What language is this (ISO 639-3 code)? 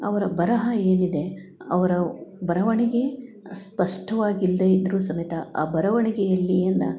kan